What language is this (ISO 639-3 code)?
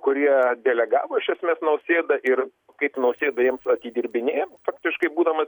lit